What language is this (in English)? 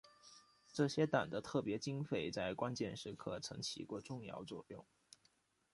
Chinese